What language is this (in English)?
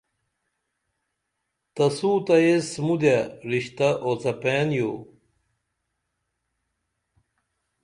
Dameli